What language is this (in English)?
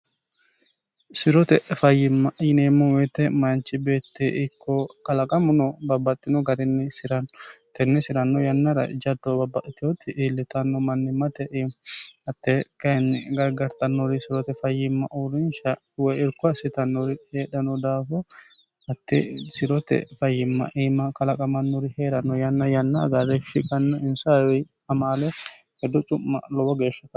Sidamo